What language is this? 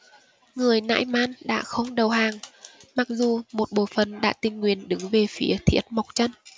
Vietnamese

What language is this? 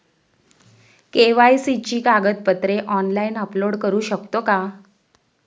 Marathi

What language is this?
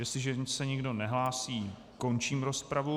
Czech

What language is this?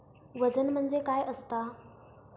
Marathi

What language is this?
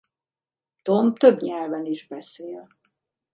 Hungarian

